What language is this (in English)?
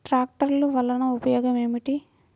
Telugu